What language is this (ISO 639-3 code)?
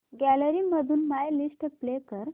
mar